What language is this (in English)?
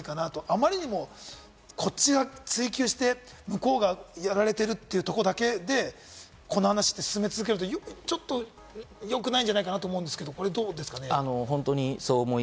Japanese